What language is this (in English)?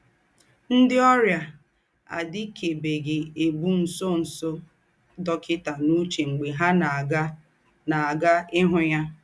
Igbo